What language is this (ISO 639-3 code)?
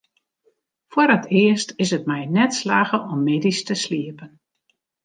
fry